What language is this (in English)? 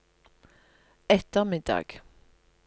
Norwegian